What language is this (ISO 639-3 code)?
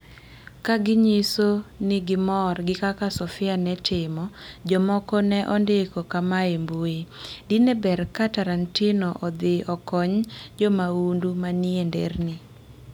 luo